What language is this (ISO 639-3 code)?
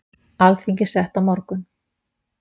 isl